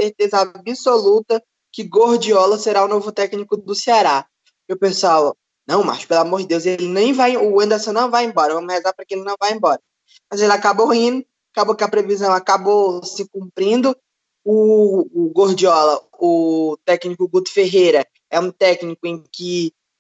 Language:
Portuguese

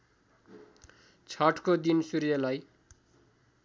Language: Nepali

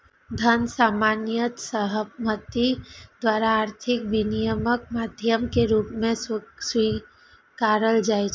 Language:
Maithili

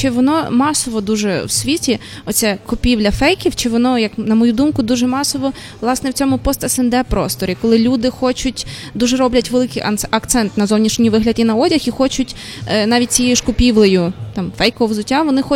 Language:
Ukrainian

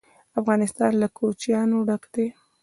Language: Pashto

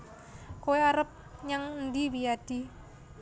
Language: Javanese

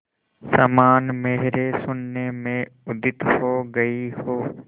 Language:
Hindi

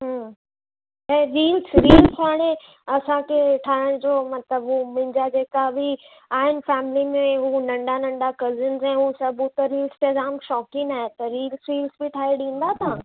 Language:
Sindhi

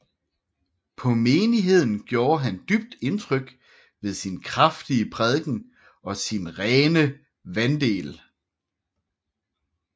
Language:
Danish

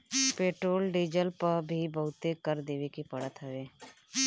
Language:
Bhojpuri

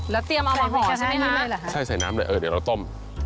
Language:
Thai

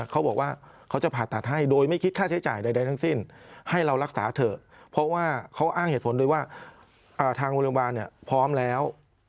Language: Thai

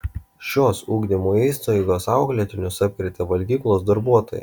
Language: Lithuanian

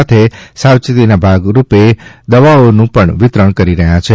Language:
Gujarati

